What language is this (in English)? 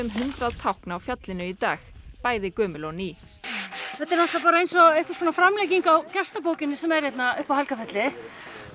Icelandic